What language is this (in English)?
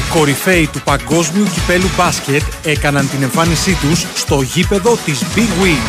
Greek